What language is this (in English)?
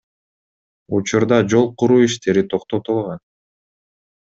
Kyrgyz